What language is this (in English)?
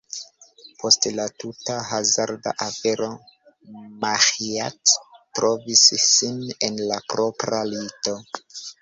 Esperanto